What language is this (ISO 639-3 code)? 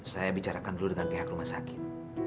ind